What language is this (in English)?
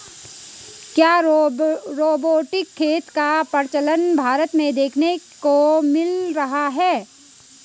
Hindi